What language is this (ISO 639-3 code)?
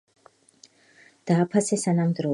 kat